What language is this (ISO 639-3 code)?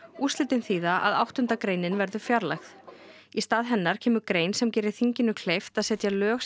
isl